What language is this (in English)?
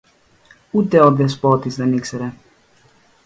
Greek